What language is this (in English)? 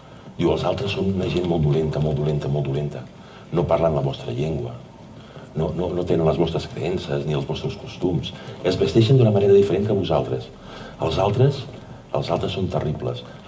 Catalan